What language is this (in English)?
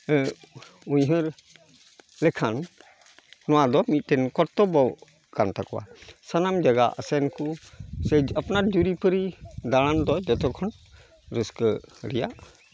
Santali